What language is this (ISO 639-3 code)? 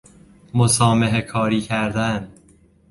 fas